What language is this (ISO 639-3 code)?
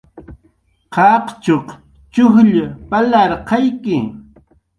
jqr